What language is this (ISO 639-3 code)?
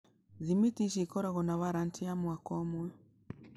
kik